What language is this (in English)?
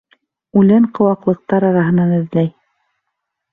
Bashkir